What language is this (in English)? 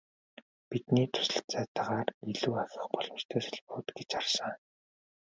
Mongolian